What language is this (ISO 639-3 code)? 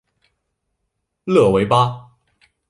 zho